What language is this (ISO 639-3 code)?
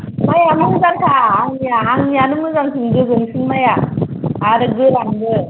brx